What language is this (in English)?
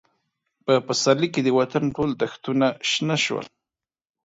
Pashto